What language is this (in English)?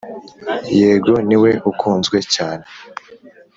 Kinyarwanda